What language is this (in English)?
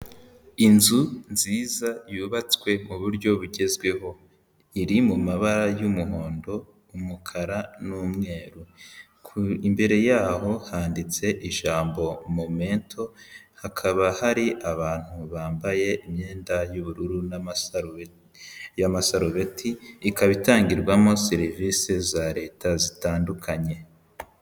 Kinyarwanda